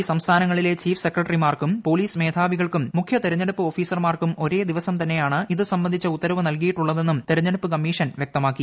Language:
Malayalam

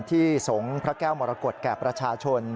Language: Thai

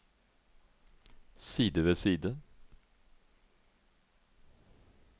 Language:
Norwegian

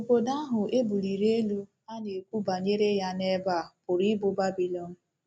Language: Igbo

